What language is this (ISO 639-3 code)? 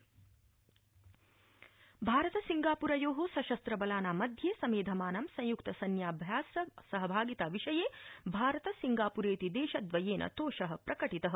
san